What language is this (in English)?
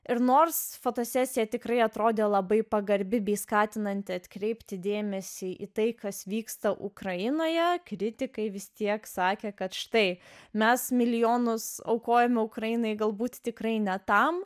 Lithuanian